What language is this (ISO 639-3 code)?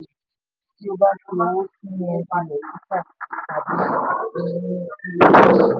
yor